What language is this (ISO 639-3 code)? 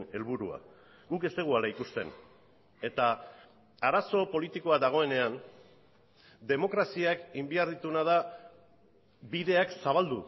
eus